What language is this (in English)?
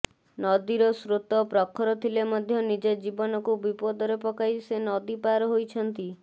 Odia